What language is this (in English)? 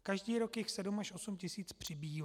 Czech